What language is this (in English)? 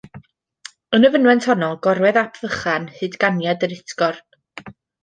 Welsh